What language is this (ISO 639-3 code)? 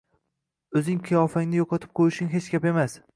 uzb